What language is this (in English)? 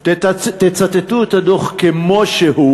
Hebrew